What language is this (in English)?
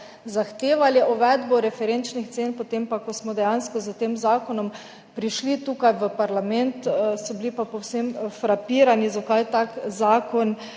Slovenian